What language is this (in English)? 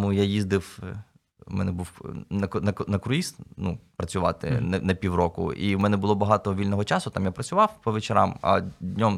Ukrainian